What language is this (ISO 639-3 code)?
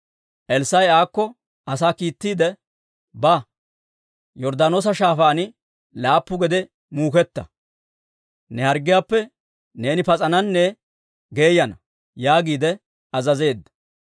dwr